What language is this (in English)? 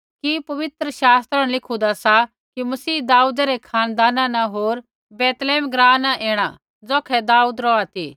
Kullu Pahari